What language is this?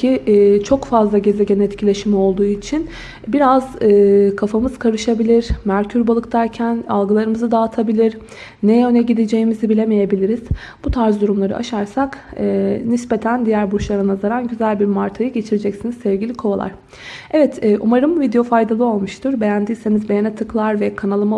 Turkish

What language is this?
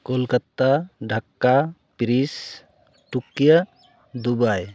Santali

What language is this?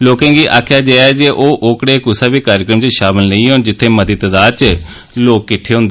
Dogri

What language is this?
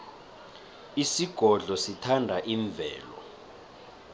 South Ndebele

